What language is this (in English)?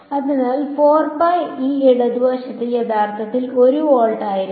Malayalam